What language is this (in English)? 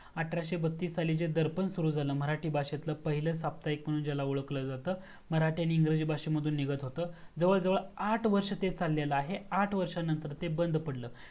Marathi